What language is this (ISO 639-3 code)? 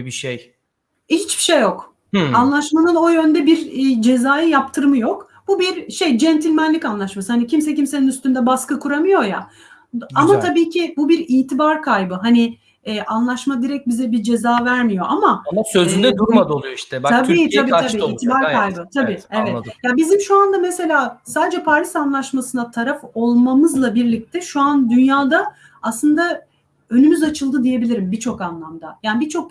tur